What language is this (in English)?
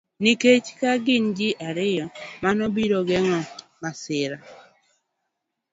Luo (Kenya and Tanzania)